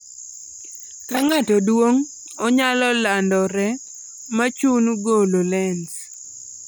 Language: Luo (Kenya and Tanzania)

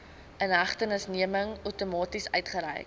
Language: Afrikaans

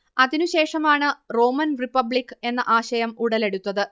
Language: Malayalam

